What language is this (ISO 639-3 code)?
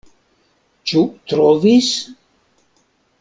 epo